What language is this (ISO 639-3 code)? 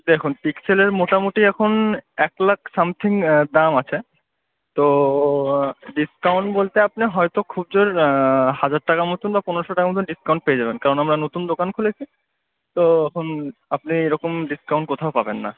ben